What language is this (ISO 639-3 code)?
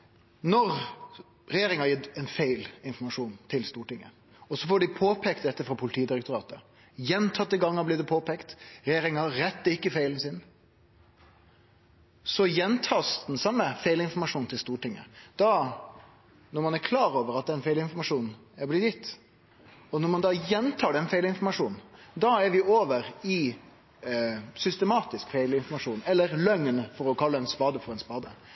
nno